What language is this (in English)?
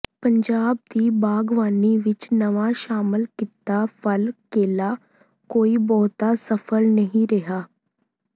Punjabi